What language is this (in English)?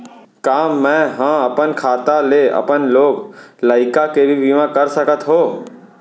Chhattisgarhi